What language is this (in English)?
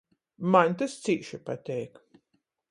Latgalian